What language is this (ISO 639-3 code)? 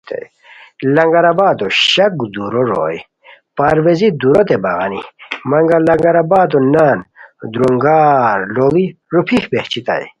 khw